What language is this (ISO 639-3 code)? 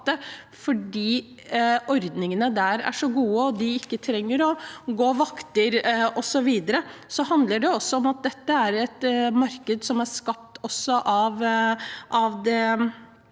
nor